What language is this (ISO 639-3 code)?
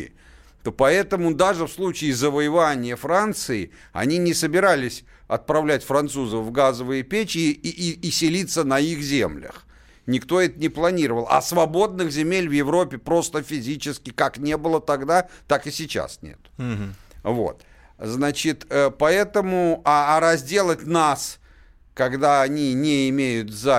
rus